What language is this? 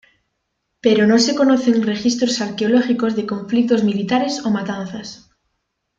Spanish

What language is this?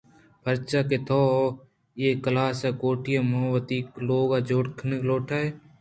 Eastern Balochi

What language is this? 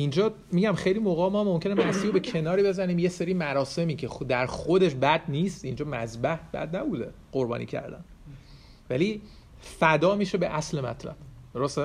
Persian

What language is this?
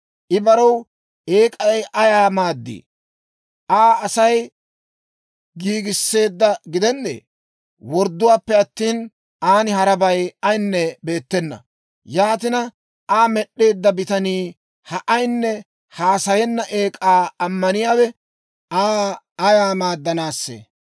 Dawro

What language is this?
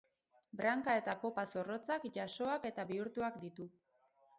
Basque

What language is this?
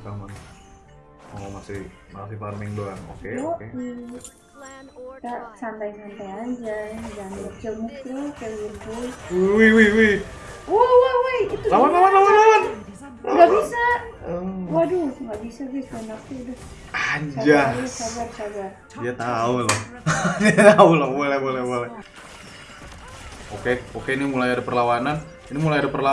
Indonesian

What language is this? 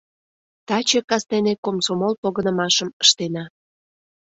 Mari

